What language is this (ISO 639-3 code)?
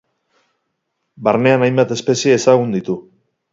eus